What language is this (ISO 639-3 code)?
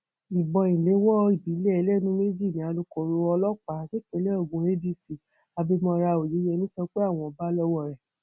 yor